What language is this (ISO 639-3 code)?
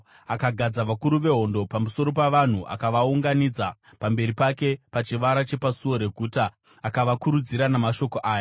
sna